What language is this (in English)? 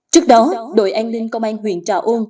Vietnamese